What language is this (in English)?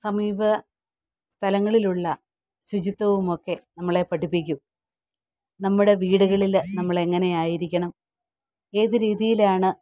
Malayalam